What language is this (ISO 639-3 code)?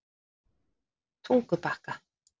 isl